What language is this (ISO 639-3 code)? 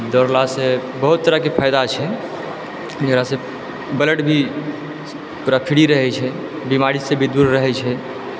mai